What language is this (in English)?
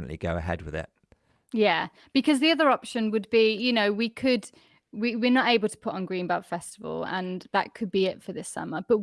English